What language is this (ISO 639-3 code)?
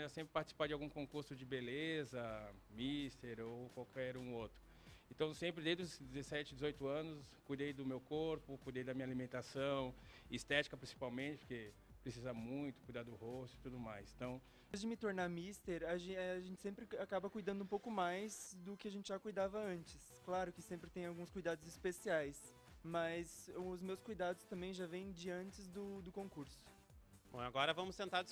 por